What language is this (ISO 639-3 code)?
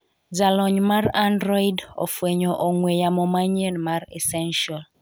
luo